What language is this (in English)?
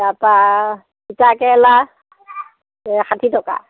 Assamese